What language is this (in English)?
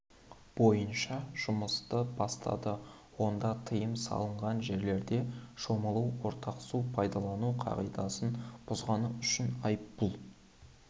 Kazakh